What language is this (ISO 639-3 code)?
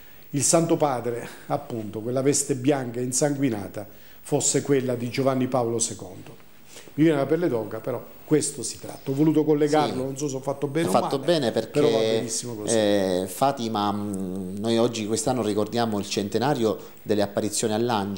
ita